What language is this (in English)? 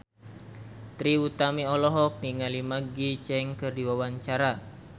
Sundanese